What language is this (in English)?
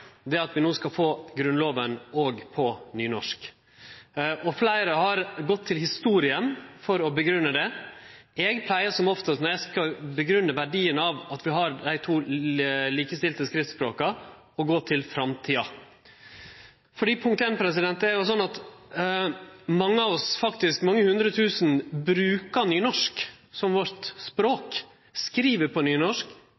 Norwegian Nynorsk